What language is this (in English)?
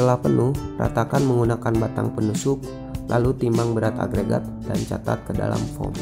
Indonesian